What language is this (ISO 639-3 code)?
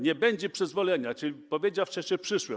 pol